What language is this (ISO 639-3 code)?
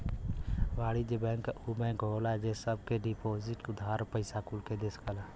bho